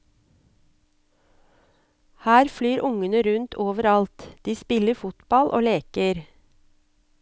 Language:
Norwegian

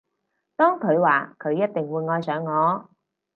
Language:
Cantonese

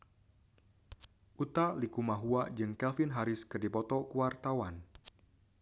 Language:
Sundanese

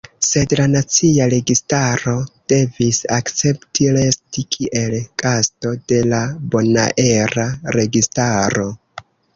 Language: Esperanto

